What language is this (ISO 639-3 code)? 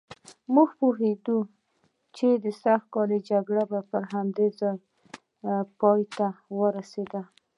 pus